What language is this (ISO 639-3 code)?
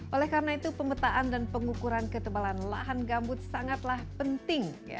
ind